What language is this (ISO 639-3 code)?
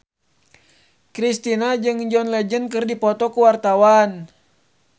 sun